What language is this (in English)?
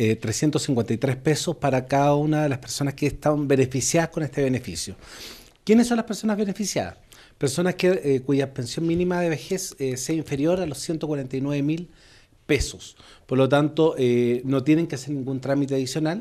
Spanish